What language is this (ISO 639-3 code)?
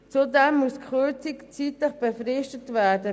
gsw